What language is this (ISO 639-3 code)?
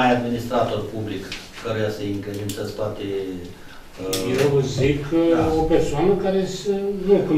ron